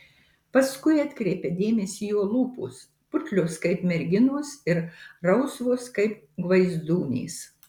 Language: Lithuanian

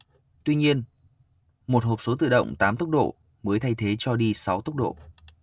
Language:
Vietnamese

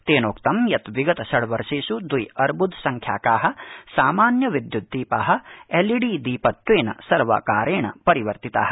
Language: Sanskrit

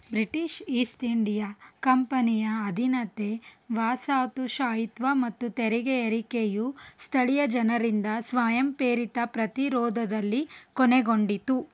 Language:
Kannada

